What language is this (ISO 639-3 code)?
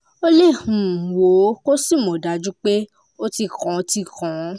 yor